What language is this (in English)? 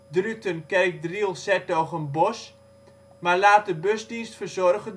Dutch